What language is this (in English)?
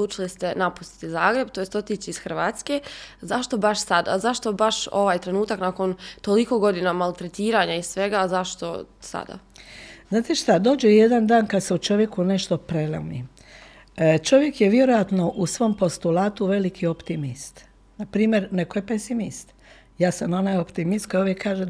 Croatian